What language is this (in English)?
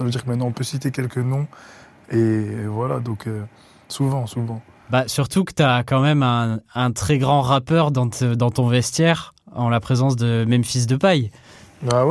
French